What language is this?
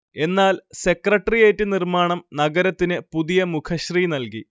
Malayalam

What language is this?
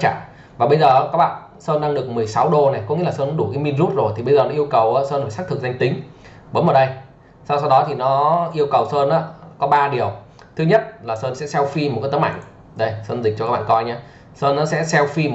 Vietnamese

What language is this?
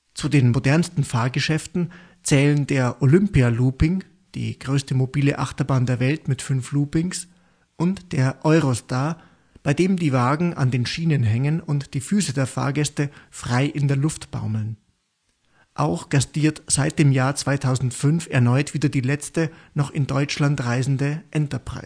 German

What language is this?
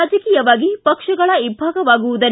Kannada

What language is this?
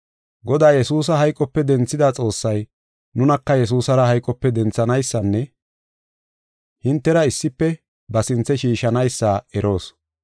Gofa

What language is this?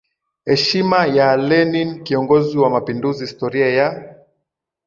Swahili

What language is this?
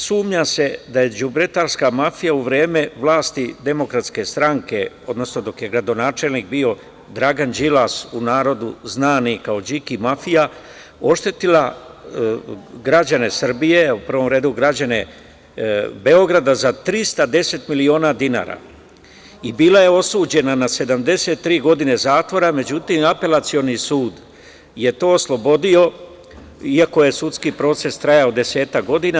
Serbian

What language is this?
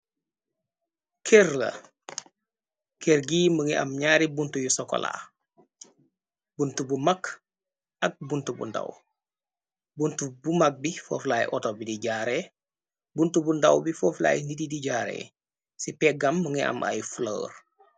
Wolof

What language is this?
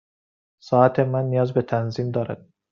Persian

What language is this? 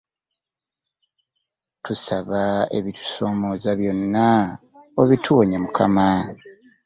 Ganda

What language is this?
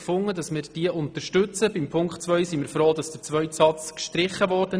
Swiss German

